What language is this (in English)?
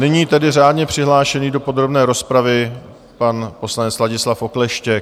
Czech